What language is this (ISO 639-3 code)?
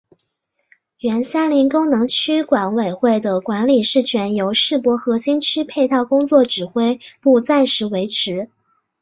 zho